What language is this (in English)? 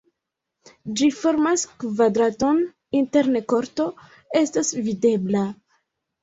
Esperanto